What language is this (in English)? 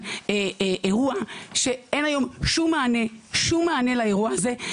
Hebrew